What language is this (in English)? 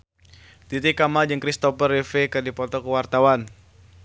Sundanese